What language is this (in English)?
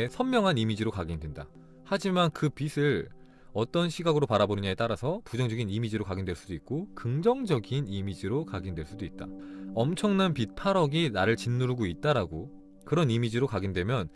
Korean